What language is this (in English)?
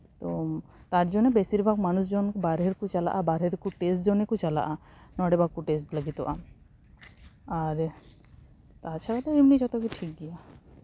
Santali